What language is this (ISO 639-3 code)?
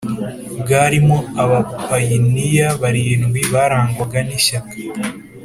kin